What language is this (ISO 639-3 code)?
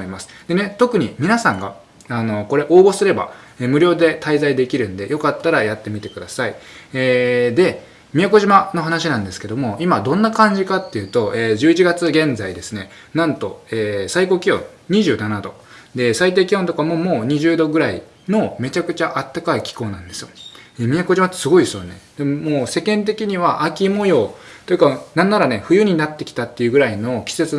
jpn